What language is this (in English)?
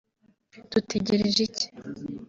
Kinyarwanda